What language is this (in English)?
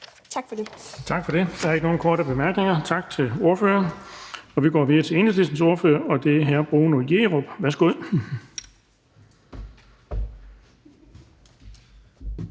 Danish